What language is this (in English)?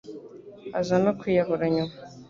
Kinyarwanda